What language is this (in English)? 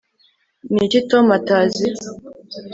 Kinyarwanda